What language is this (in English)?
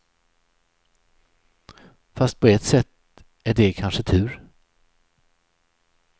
Swedish